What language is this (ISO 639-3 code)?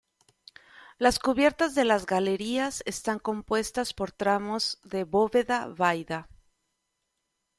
spa